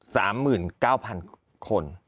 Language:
Thai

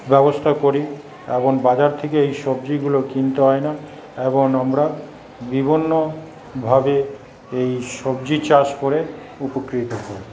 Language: Bangla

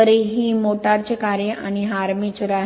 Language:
Marathi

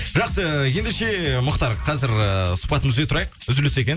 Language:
Kazakh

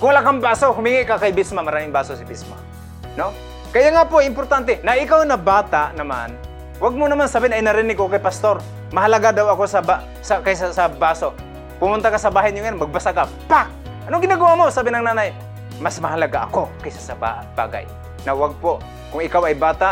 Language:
Filipino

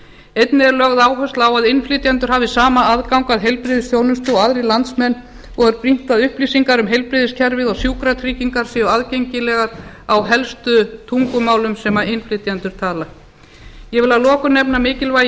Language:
Icelandic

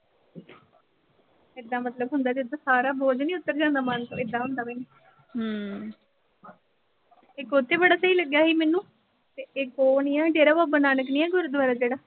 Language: Punjabi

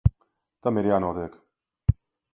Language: Latvian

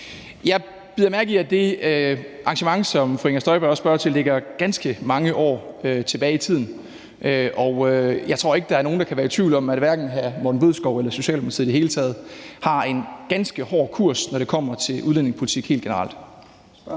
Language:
Danish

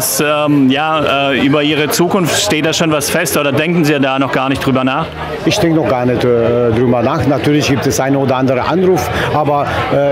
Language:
German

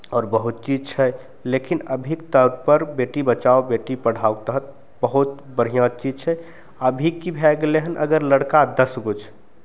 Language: Maithili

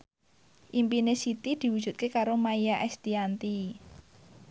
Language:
Javanese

